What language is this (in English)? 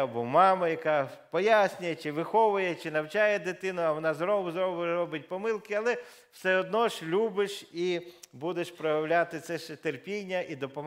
Ukrainian